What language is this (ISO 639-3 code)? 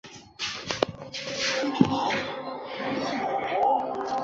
zho